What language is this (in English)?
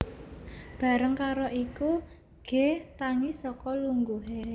Javanese